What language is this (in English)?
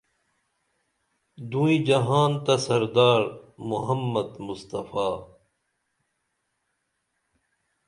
Dameli